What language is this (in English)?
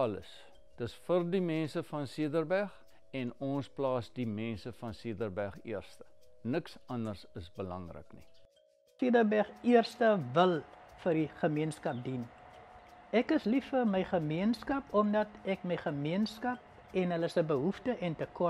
Dutch